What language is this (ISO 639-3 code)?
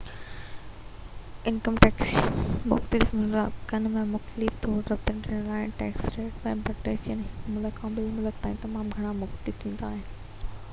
snd